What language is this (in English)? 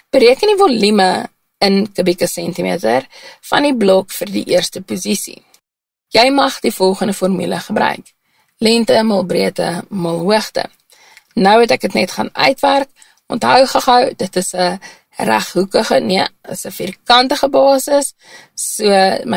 Dutch